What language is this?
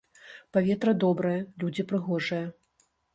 Belarusian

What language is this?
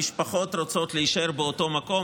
Hebrew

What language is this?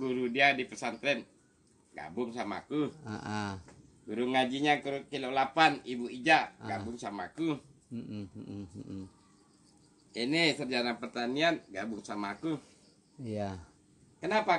Indonesian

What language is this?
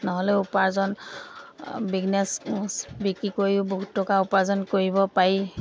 Assamese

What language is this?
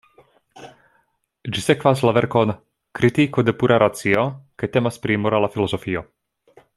Esperanto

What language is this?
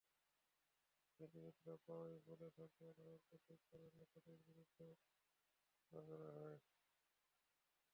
Bangla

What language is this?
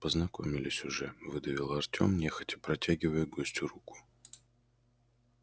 Russian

